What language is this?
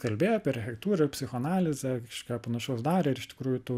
Lithuanian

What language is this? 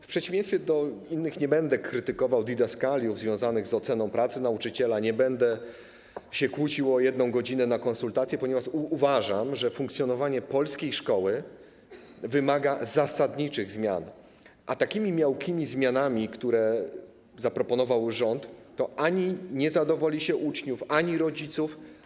Polish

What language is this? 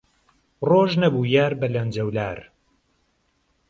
Central Kurdish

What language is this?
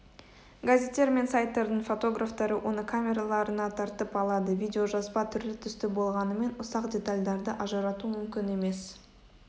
Kazakh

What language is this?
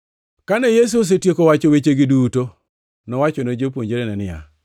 Luo (Kenya and Tanzania)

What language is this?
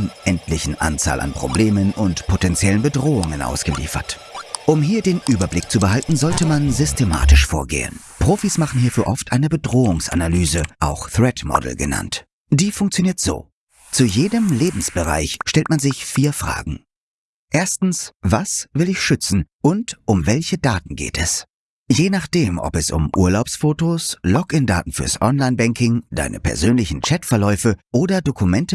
German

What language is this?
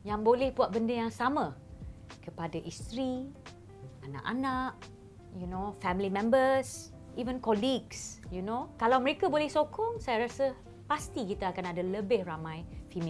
Malay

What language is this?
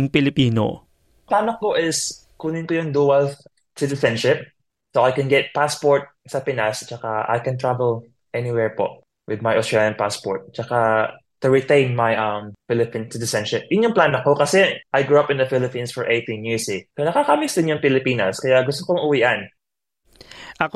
Filipino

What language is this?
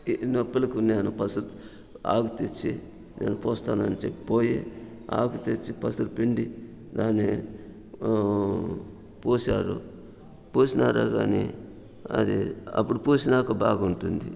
Telugu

